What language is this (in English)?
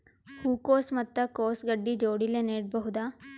Kannada